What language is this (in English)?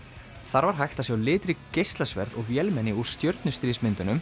Icelandic